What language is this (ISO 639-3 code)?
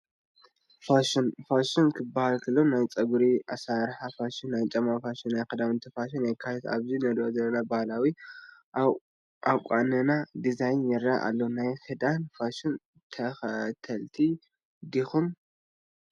tir